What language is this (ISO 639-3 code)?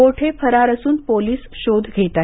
mar